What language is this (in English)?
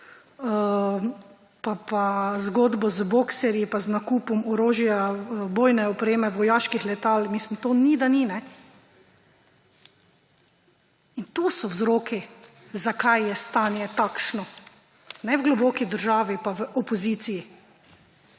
Slovenian